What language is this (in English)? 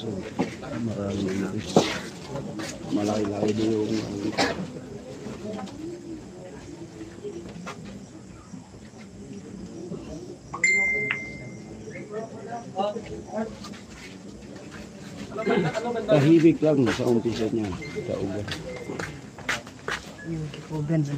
Filipino